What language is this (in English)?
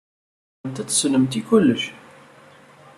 Kabyle